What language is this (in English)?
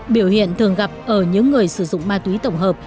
Vietnamese